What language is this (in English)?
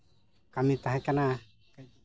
Santali